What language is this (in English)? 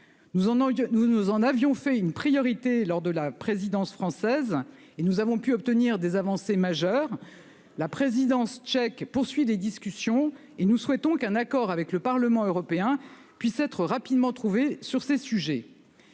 French